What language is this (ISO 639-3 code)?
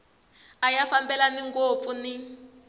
tso